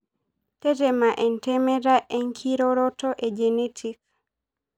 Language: Masai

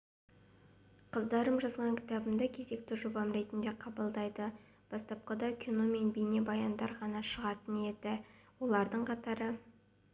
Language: Kazakh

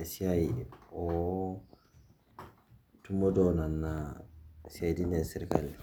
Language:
Masai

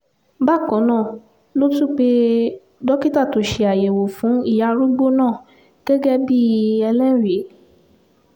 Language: Yoruba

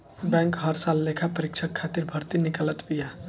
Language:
Bhojpuri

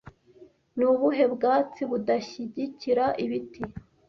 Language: Kinyarwanda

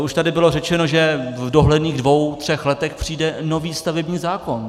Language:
Czech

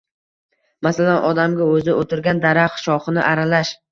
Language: Uzbek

